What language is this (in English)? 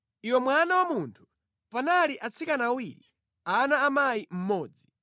Nyanja